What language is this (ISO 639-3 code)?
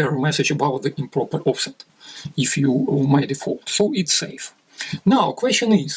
eng